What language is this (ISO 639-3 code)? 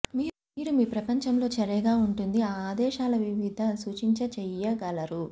tel